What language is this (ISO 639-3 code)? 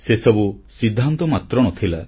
ori